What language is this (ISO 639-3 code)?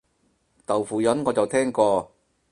yue